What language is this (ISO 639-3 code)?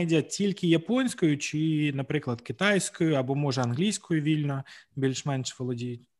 ukr